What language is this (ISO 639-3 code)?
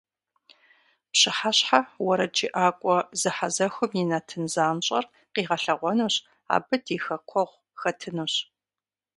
kbd